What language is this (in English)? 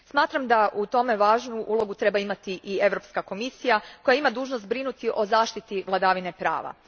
Croatian